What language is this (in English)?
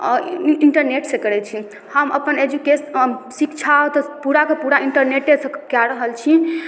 Maithili